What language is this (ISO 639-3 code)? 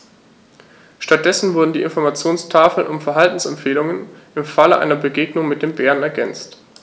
deu